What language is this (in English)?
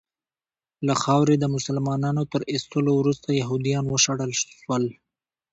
Pashto